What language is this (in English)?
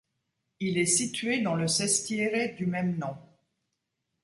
French